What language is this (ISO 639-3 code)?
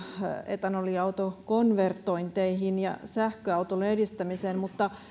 fin